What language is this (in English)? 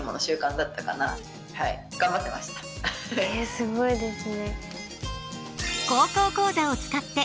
Japanese